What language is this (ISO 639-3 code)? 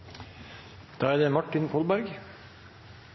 nob